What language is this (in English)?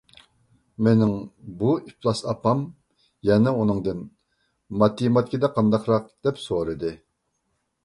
Uyghur